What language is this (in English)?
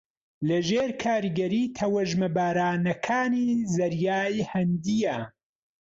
Central Kurdish